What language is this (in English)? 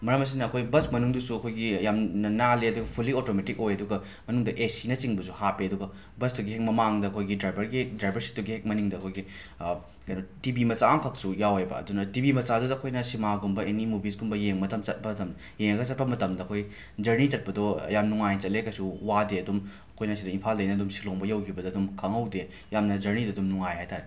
Manipuri